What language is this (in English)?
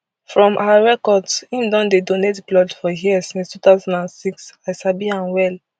Nigerian Pidgin